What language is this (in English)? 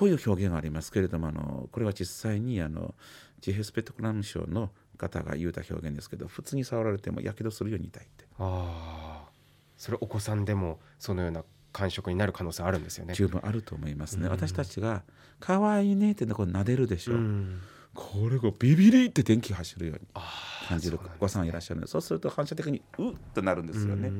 Japanese